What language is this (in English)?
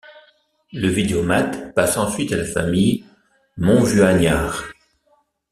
French